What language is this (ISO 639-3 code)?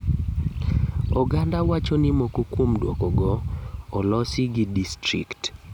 luo